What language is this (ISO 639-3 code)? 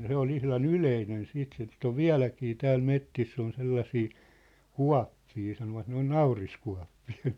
fin